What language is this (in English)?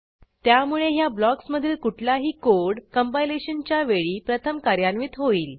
Marathi